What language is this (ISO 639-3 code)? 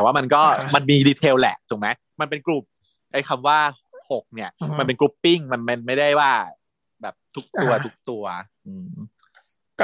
tha